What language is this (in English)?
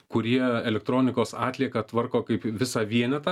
Lithuanian